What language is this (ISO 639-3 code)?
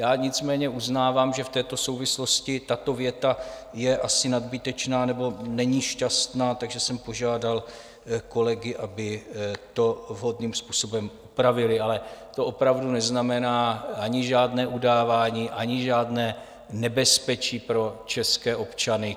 ces